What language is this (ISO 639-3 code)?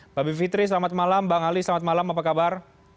ind